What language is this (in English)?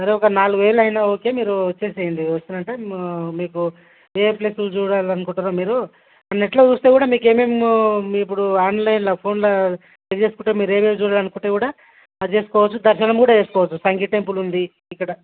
Telugu